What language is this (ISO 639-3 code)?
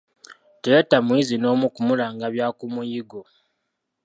lug